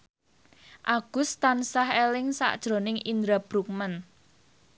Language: Javanese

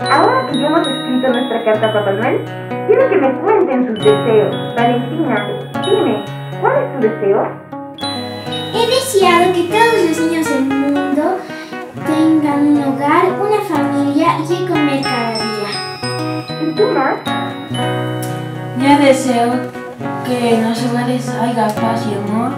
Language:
Spanish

